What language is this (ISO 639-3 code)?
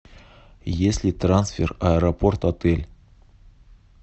rus